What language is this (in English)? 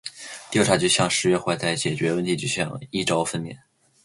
Chinese